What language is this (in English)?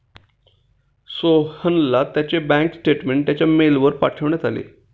Marathi